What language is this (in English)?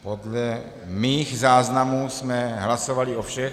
Czech